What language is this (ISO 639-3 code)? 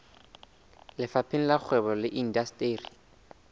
sot